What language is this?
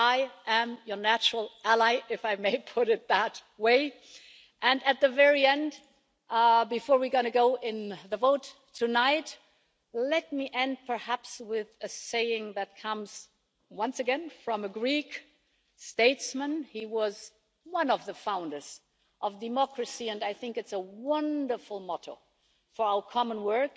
English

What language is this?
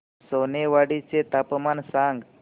Marathi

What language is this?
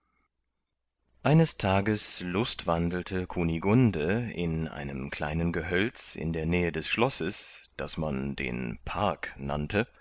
German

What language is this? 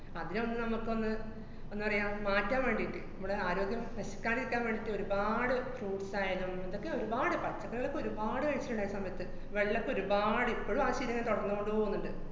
Malayalam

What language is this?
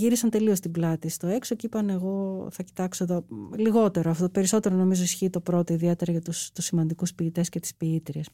Greek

